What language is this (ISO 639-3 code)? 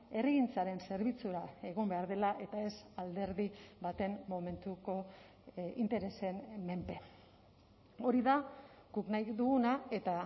eus